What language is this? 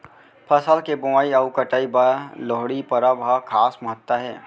Chhattisgarhi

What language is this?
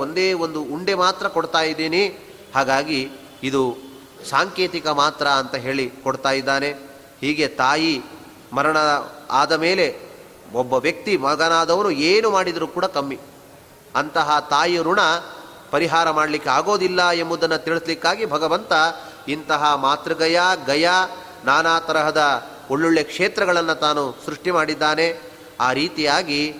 Kannada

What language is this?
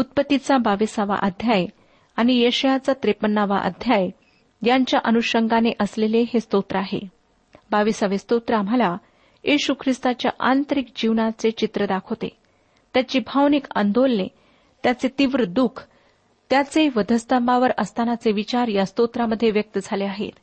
Marathi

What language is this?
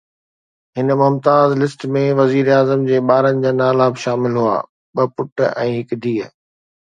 Sindhi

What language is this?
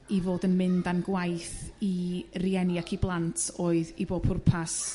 Welsh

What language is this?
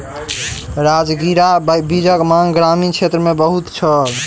Maithili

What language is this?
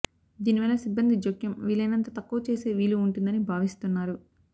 Telugu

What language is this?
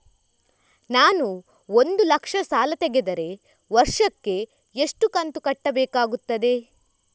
Kannada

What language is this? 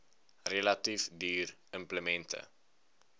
Afrikaans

